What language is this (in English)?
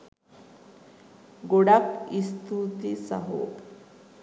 Sinhala